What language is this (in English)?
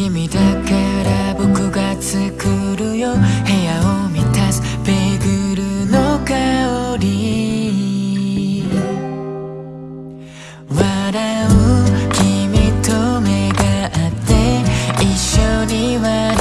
Korean